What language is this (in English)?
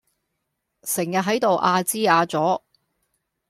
Cantonese